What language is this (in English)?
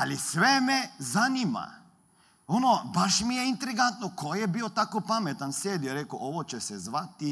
Croatian